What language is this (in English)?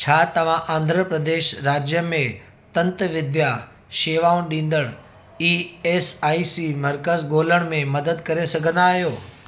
Sindhi